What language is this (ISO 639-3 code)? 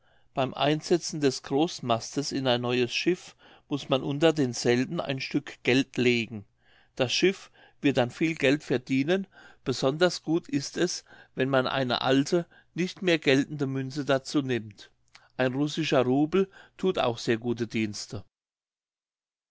deu